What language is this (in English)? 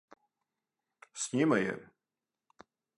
Serbian